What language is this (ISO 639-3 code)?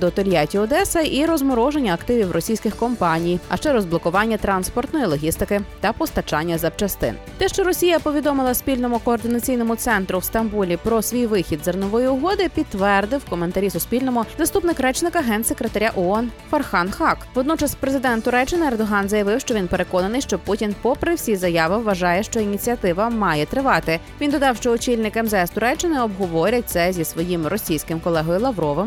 ukr